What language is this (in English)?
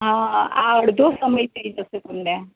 Gujarati